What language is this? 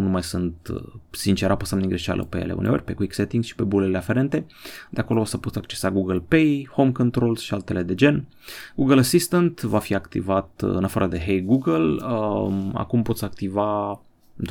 Romanian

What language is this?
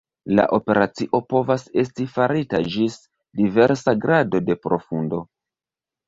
Esperanto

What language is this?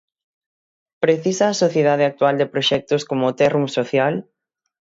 Galician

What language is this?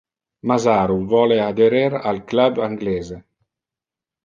Interlingua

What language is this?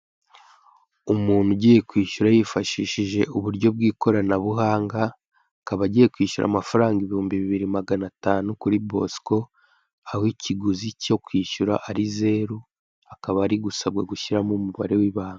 Kinyarwanda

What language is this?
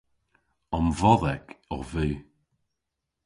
Cornish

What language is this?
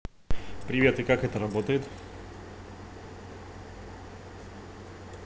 Russian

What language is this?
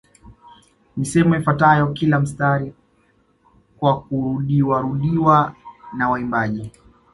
Swahili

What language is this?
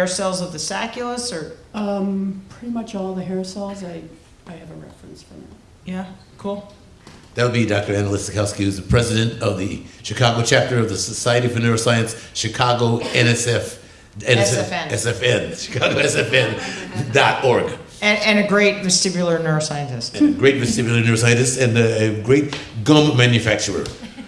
English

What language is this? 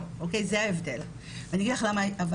Hebrew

